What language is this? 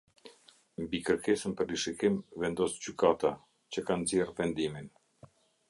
Albanian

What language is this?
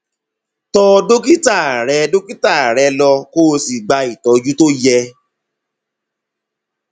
Yoruba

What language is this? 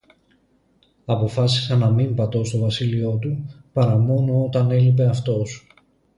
Greek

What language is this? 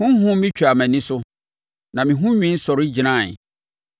Akan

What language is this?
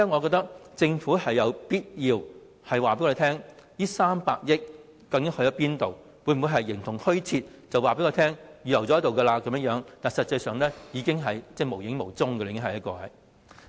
Cantonese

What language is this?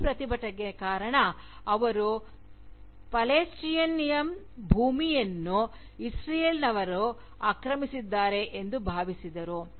Kannada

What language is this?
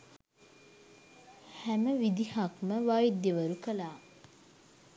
Sinhala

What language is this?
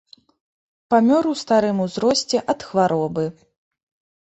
Belarusian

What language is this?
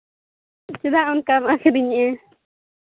Santali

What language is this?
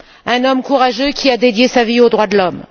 French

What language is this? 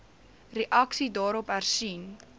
Afrikaans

